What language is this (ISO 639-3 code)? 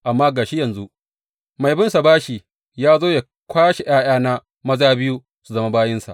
hau